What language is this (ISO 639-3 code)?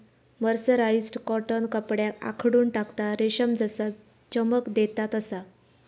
mar